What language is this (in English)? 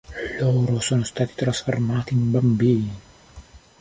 Italian